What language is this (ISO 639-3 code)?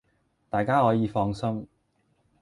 yue